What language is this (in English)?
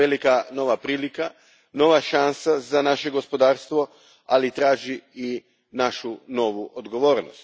Croatian